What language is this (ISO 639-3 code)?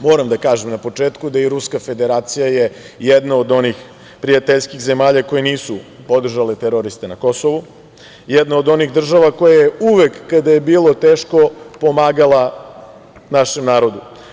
srp